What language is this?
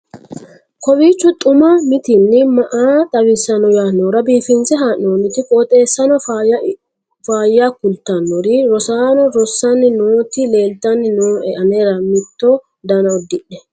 Sidamo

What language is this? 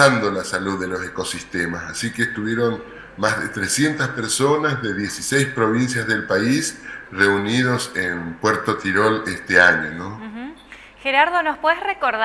Spanish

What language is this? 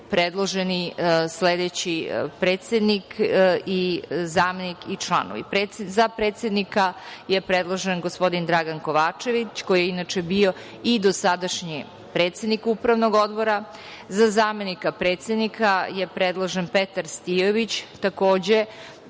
Serbian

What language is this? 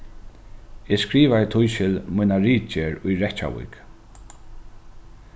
Faroese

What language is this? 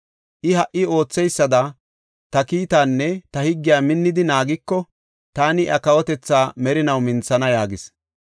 Gofa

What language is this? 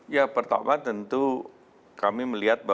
Indonesian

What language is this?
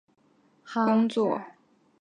Chinese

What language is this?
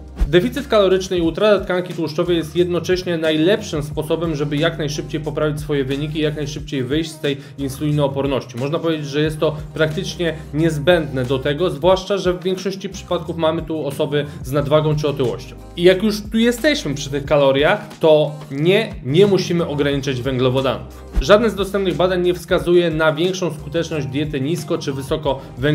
Polish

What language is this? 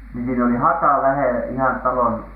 Finnish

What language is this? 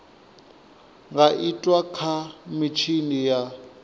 Venda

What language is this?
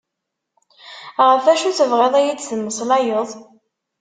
Kabyle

